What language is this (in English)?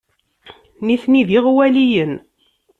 Kabyle